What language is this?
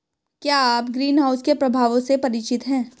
Hindi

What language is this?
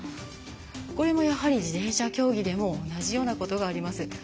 Japanese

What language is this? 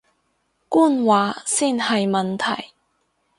Cantonese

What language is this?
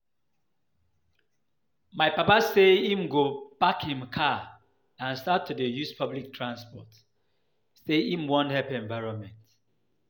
Nigerian Pidgin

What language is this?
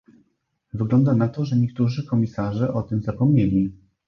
Polish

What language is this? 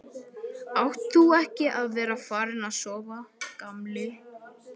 Icelandic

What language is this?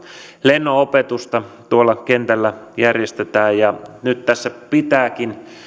Finnish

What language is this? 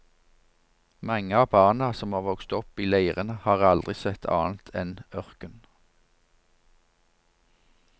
Norwegian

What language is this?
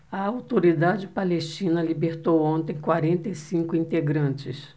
Portuguese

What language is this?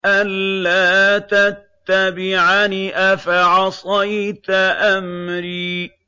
Arabic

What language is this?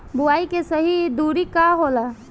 Bhojpuri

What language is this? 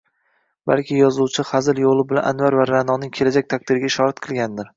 Uzbek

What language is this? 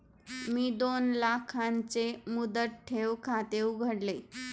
Marathi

